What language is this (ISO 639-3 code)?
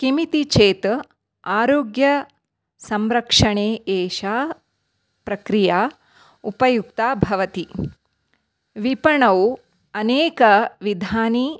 san